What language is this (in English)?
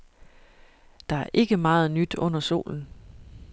Danish